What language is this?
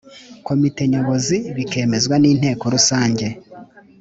Kinyarwanda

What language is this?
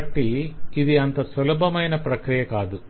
Telugu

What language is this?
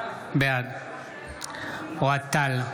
Hebrew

